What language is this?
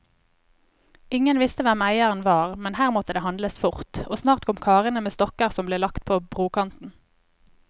Norwegian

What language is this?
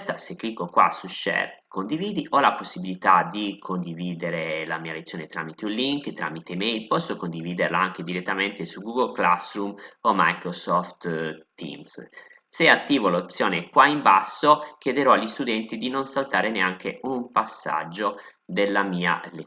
Italian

